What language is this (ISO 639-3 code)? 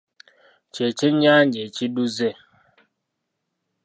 lug